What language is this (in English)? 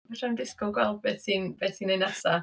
Welsh